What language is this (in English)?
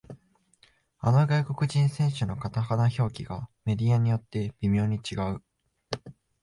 Japanese